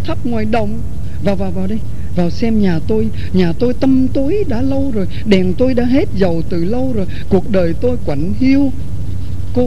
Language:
Vietnamese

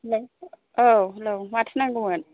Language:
Bodo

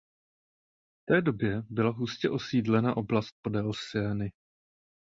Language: Czech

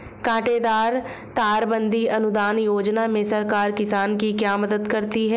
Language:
Hindi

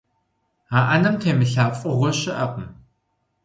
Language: Kabardian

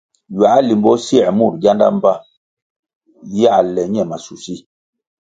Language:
Kwasio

